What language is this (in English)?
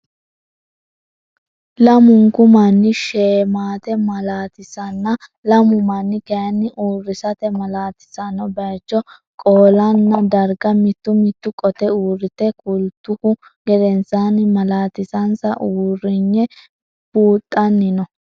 Sidamo